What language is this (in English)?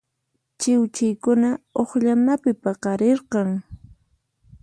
Puno Quechua